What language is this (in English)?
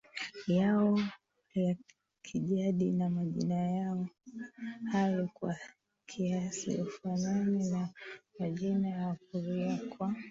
Swahili